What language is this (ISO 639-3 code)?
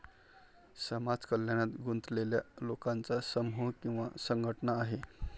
mar